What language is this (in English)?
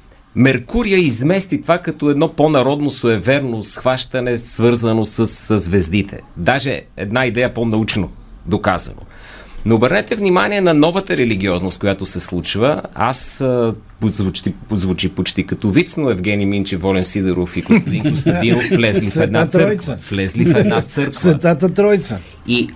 Bulgarian